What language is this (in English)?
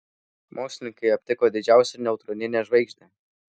Lithuanian